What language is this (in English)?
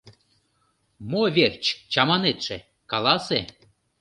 Mari